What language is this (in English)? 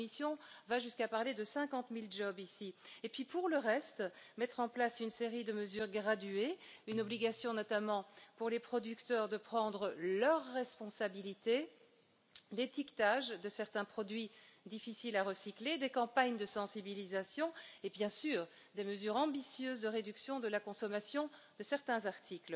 French